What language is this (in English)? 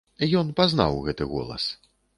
Belarusian